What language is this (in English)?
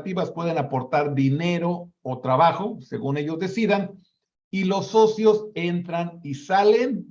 Spanish